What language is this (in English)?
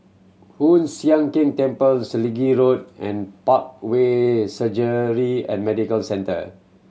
English